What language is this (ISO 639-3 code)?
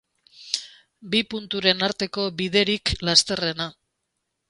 eus